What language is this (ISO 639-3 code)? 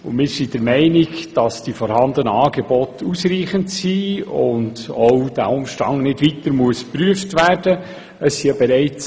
gsw